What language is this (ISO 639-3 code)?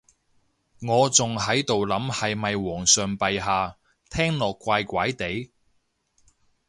yue